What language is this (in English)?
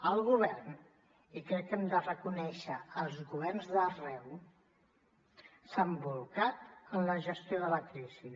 Catalan